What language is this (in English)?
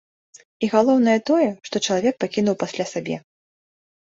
Belarusian